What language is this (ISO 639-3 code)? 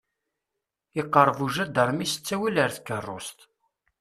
kab